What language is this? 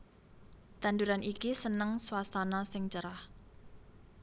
Javanese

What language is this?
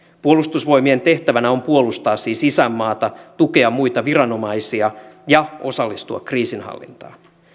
Finnish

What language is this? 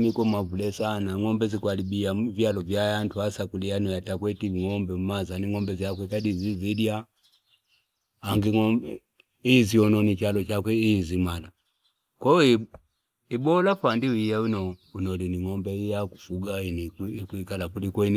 Fipa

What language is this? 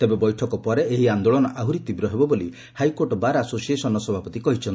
Odia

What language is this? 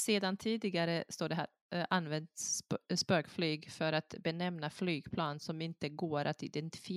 Swedish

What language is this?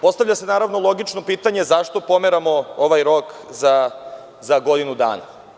Serbian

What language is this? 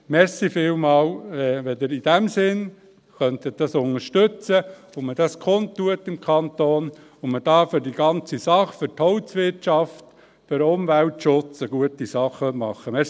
Swiss German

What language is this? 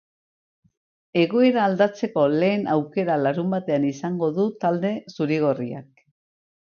Basque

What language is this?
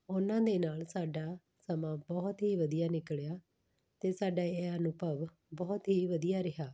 Punjabi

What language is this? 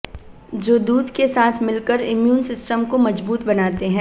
Hindi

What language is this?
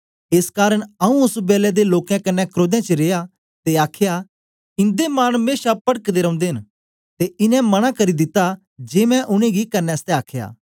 Dogri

